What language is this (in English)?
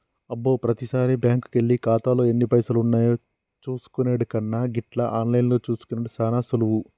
Telugu